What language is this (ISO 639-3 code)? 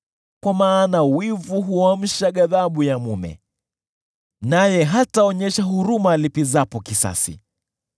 swa